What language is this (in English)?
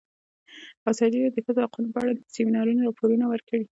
Pashto